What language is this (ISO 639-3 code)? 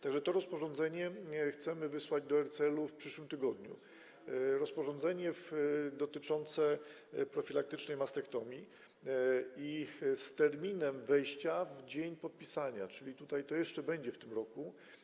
pol